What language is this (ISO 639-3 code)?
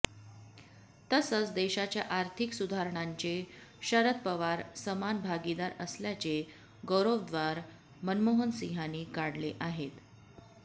mar